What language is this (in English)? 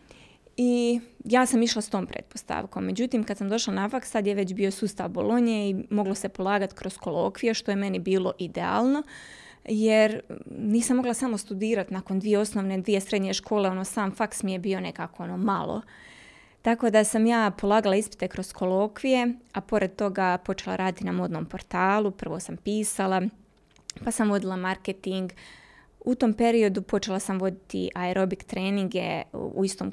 Croatian